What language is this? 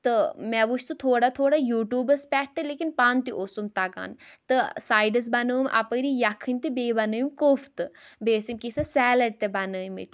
Kashmiri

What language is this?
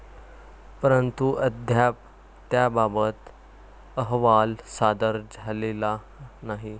Marathi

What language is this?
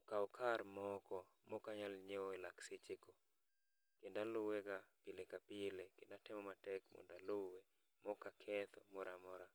Luo (Kenya and Tanzania)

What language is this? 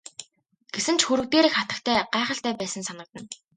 Mongolian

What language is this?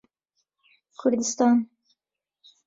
Central Kurdish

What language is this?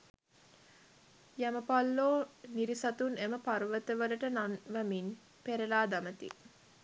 Sinhala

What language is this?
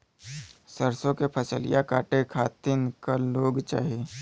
Bhojpuri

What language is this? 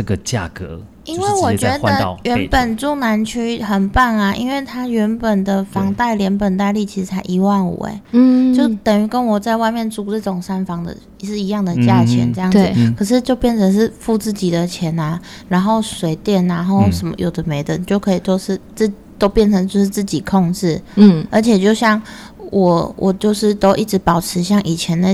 Chinese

